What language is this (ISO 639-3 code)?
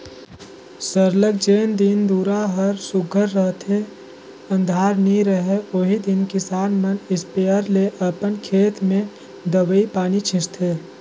hne